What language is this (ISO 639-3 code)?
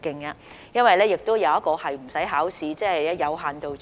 yue